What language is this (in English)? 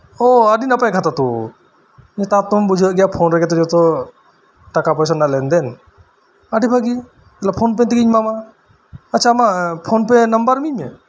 Santali